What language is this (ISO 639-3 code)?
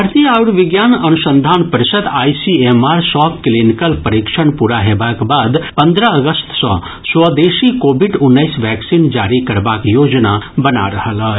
mai